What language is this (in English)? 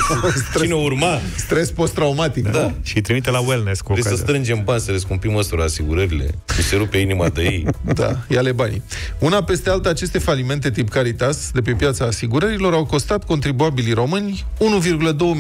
Romanian